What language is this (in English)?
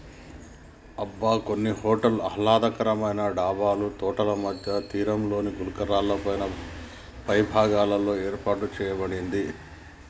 Telugu